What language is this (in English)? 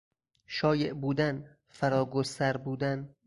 Persian